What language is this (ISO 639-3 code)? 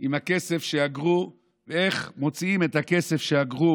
heb